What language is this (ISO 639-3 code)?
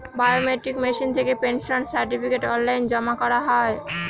ben